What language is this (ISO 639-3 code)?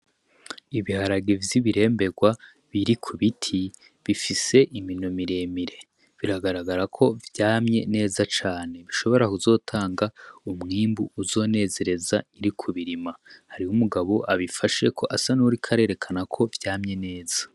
run